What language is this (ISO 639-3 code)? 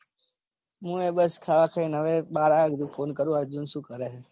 guj